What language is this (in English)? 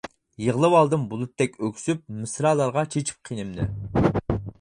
Uyghur